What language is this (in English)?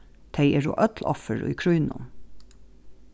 Faroese